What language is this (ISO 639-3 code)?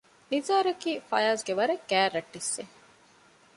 div